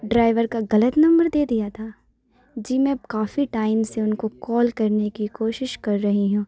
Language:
Urdu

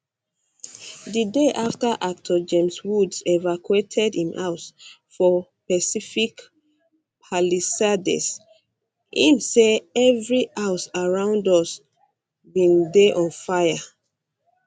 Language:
Nigerian Pidgin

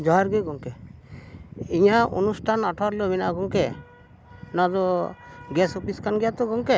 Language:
Santali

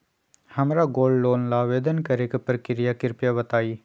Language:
Magahi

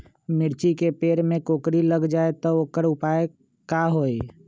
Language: Magahi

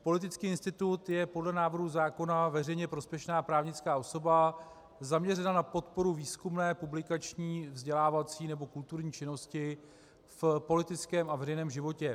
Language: Czech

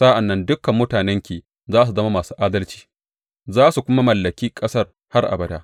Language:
Hausa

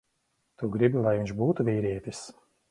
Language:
Latvian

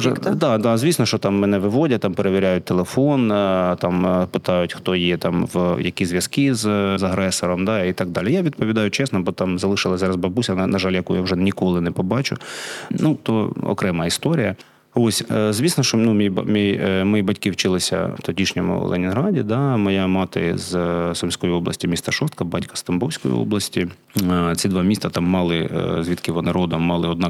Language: Ukrainian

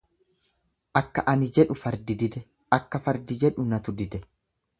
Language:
Oromo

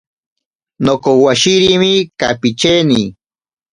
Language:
Ashéninka Perené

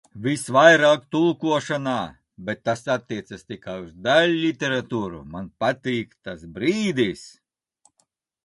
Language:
Latvian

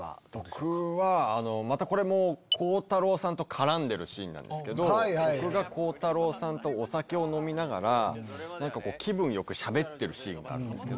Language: Japanese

